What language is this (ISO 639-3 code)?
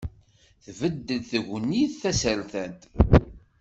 kab